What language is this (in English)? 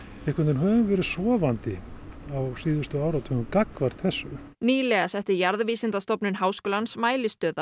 Icelandic